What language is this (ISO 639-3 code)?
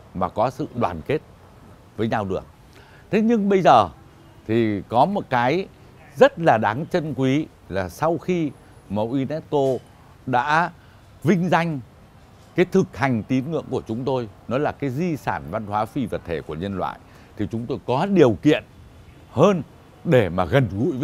vie